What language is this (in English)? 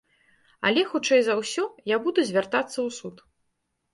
Belarusian